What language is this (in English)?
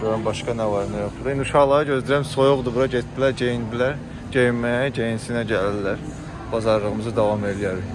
Turkish